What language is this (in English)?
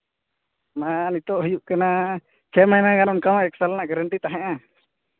Santali